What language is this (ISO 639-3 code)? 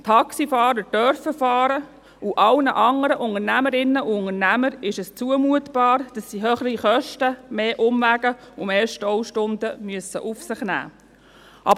gsw